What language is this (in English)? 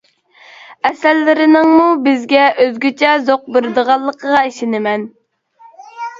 Uyghur